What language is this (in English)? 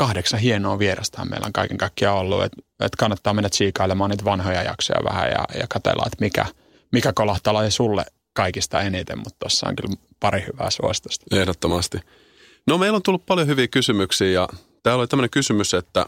Finnish